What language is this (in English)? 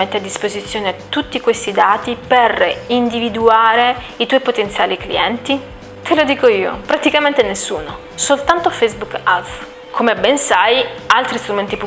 Italian